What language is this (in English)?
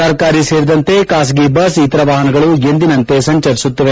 Kannada